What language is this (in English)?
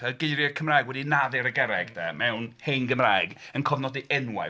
Welsh